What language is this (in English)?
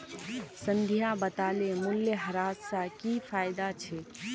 Magahi